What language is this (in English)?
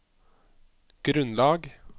Norwegian